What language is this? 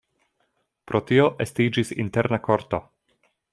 Esperanto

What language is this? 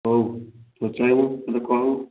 Odia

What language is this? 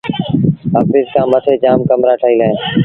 Sindhi Bhil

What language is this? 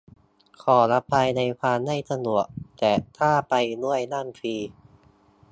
Thai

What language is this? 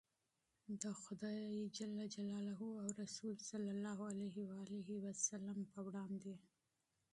Pashto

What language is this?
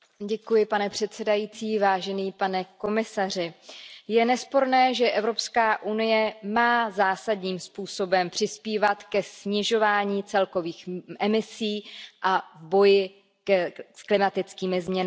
Czech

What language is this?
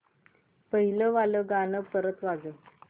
Marathi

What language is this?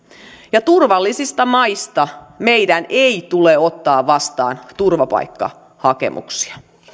Finnish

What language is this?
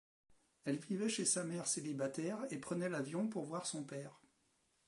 French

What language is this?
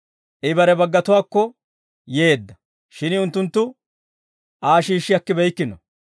Dawro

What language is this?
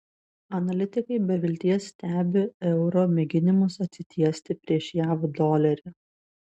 Lithuanian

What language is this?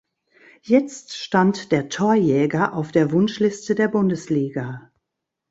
German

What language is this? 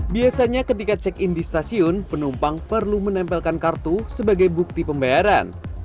Indonesian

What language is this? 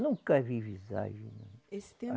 Portuguese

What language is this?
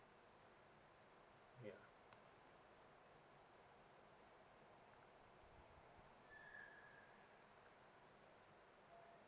English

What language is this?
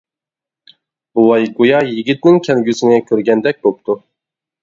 Uyghur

